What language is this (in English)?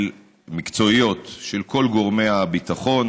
Hebrew